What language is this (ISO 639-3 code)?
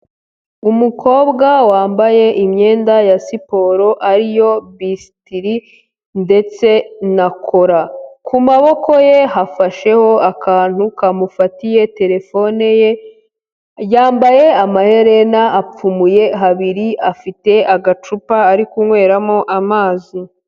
kin